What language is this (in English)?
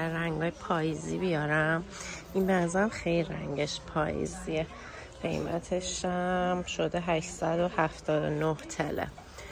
Persian